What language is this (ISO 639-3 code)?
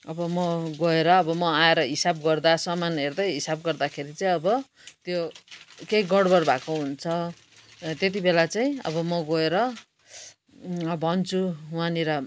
nep